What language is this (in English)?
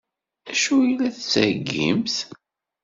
Kabyle